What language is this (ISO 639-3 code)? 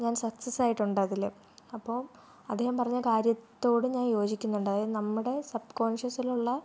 mal